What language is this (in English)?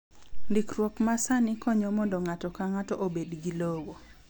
Luo (Kenya and Tanzania)